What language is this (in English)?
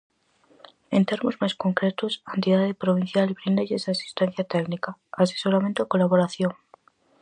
Galician